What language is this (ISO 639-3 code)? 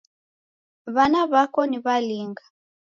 dav